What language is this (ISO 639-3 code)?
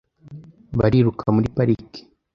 kin